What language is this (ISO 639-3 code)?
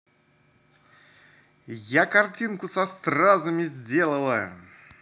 rus